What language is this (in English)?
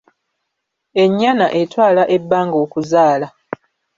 Ganda